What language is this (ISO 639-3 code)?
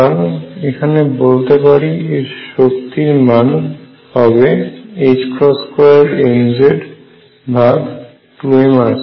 ben